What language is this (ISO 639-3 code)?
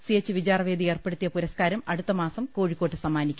mal